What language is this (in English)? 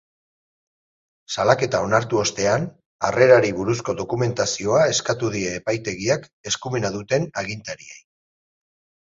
Basque